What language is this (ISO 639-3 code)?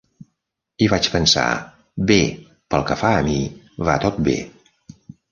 cat